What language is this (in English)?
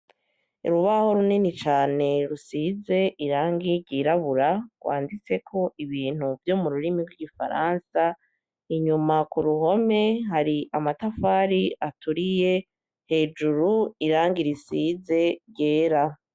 Rundi